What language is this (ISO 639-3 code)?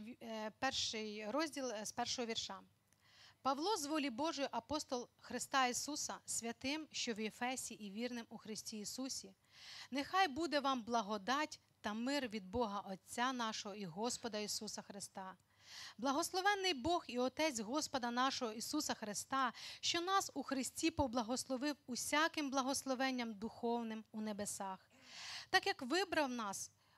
ukr